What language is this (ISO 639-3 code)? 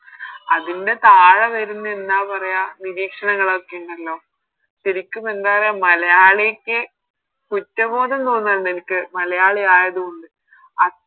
mal